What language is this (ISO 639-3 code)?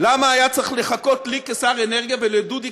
heb